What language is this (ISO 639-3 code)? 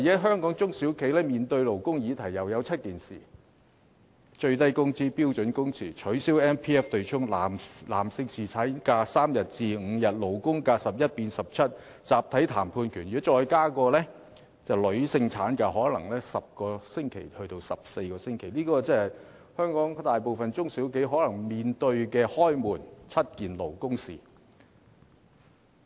yue